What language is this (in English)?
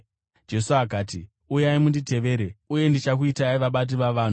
Shona